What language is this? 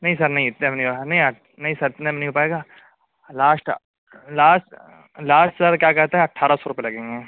Urdu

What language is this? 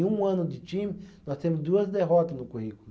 Portuguese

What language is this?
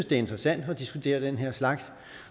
Danish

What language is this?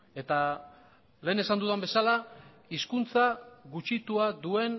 Basque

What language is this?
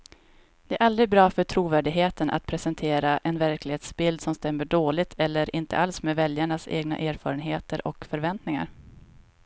Swedish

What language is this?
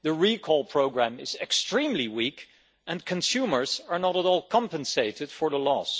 English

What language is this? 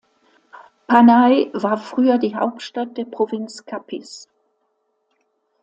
German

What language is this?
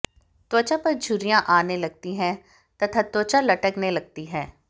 Hindi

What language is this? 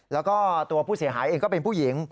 Thai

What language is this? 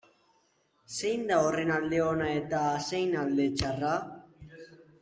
Basque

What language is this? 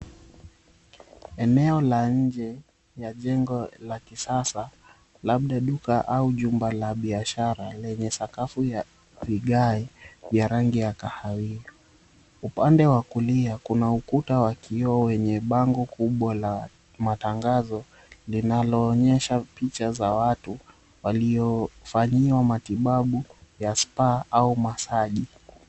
Swahili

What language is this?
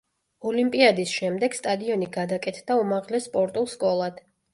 Georgian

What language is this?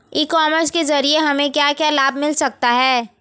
Hindi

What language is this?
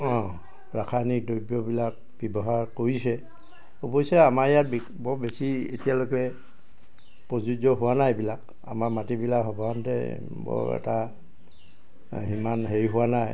Assamese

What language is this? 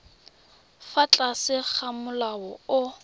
Tswana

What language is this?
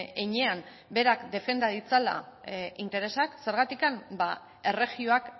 Basque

